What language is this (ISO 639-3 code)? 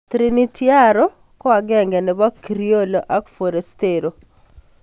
kln